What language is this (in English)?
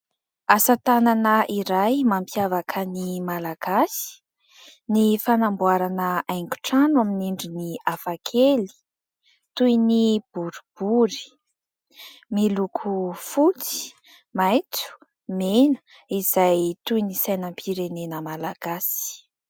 Malagasy